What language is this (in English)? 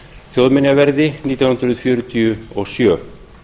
Icelandic